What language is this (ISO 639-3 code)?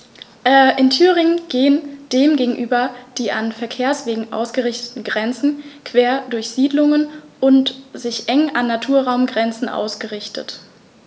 deu